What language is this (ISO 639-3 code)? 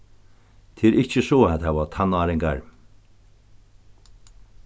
fao